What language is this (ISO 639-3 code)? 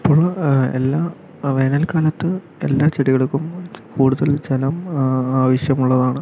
mal